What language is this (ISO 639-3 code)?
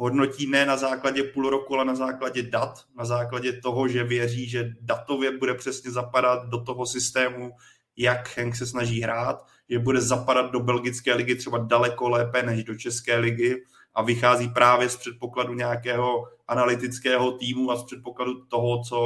ces